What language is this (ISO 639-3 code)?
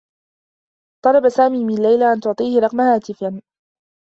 ara